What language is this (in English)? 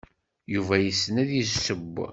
Kabyle